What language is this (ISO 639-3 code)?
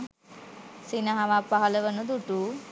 sin